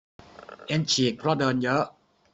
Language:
Thai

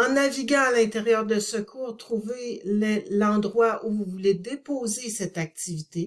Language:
French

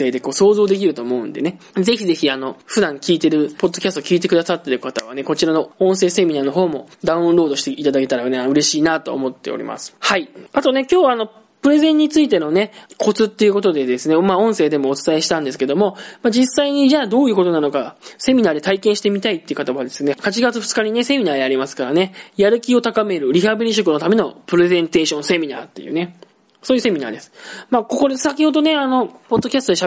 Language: Japanese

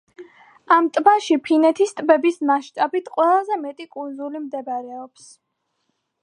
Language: Georgian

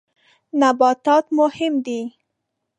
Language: Pashto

